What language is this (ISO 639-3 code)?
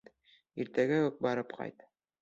bak